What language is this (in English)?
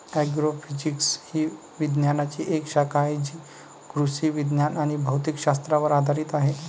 Marathi